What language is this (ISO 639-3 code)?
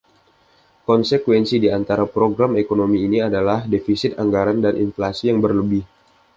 ind